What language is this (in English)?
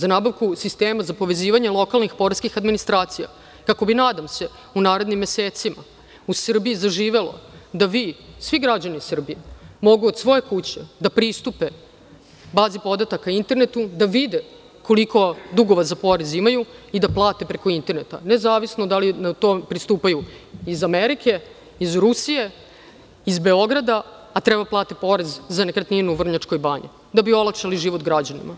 Serbian